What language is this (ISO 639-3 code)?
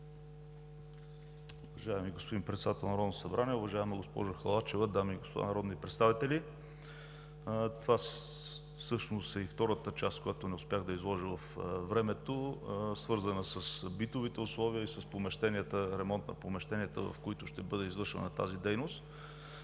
bul